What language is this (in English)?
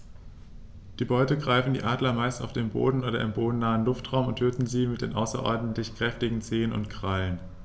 German